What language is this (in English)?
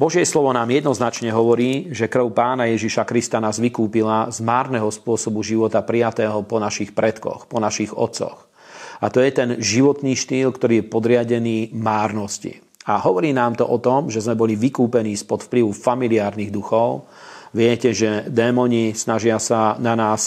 Slovak